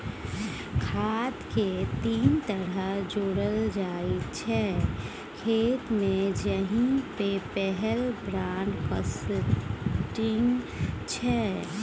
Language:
Maithili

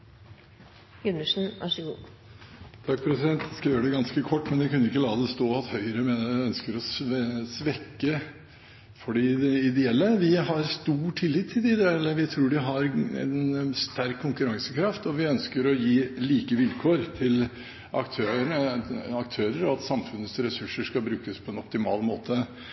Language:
Norwegian Bokmål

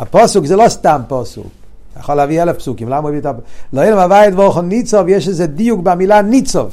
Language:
Hebrew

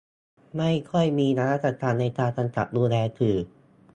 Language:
Thai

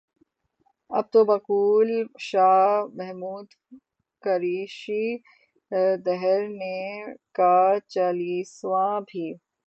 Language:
Urdu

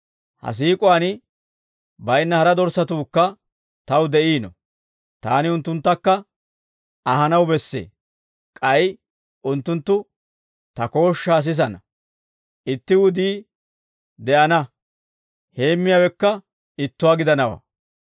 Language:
Dawro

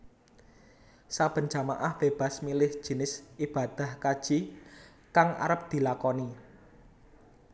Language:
Javanese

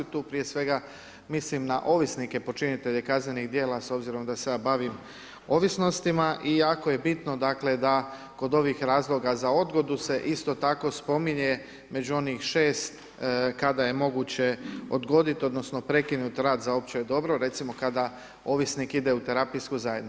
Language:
Croatian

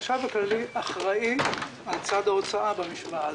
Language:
Hebrew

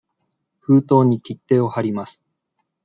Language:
Japanese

